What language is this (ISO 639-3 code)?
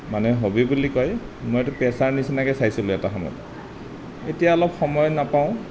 asm